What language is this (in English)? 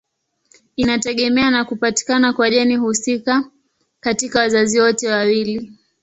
Swahili